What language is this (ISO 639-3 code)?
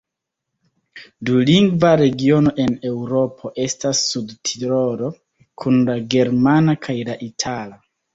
epo